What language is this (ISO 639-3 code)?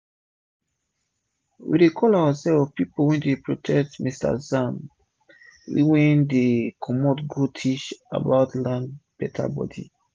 pcm